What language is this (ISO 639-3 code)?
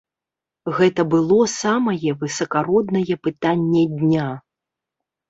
bel